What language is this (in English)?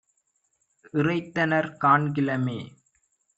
Tamil